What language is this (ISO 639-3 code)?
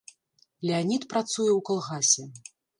bel